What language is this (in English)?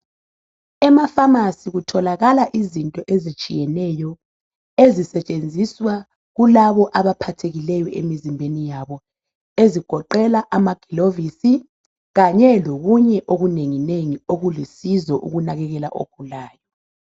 North Ndebele